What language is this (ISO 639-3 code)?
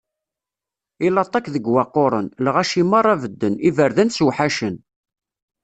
kab